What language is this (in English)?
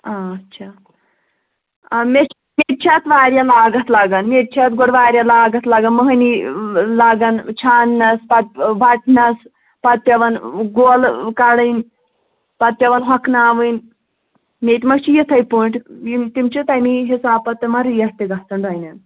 Kashmiri